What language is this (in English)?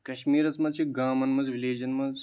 Kashmiri